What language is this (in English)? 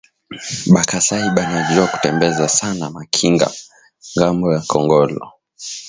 Swahili